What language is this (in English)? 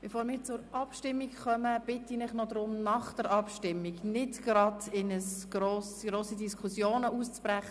Swiss German